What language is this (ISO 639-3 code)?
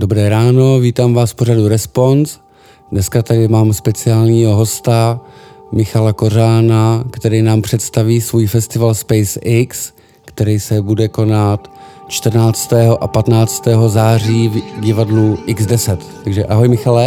ces